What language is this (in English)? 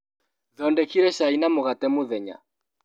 Kikuyu